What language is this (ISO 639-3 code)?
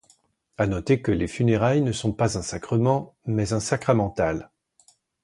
fra